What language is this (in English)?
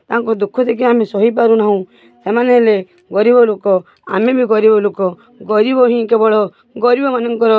Odia